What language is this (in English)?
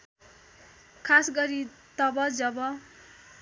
Nepali